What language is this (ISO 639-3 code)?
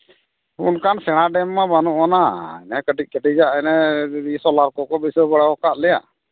sat